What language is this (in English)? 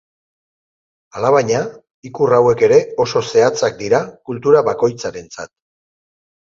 Basque